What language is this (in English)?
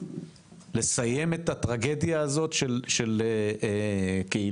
Hebrew